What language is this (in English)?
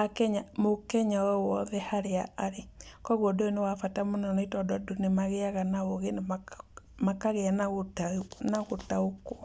Kikuyu